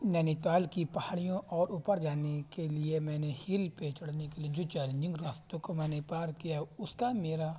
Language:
Urdu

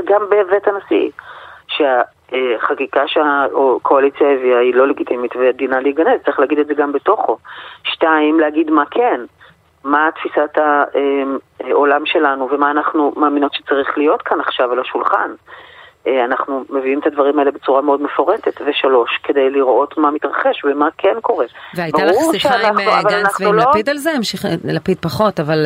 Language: Hebrew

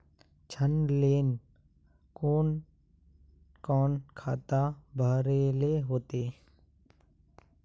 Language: Magahi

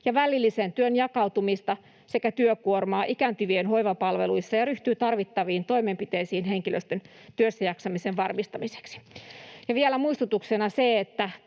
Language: Finnish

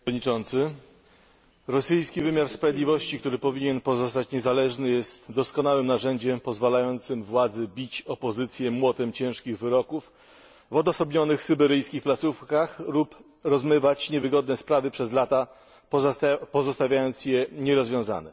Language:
Polish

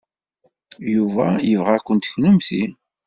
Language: Kabyle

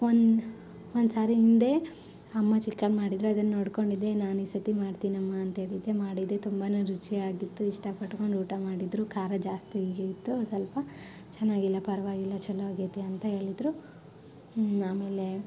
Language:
Kannada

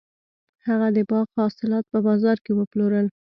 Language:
Pashto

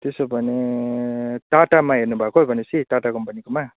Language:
Nepali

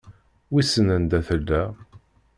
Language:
Kabyle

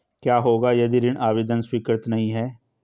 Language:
Hindi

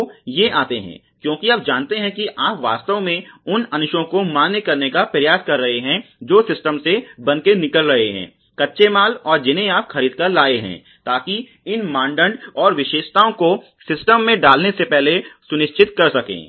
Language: Hindi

